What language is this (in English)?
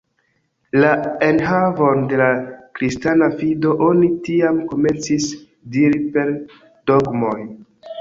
Esperanto